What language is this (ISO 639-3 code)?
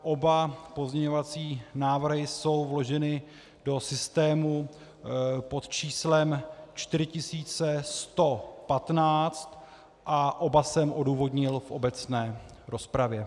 ces